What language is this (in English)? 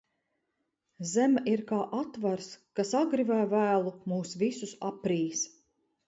Latvian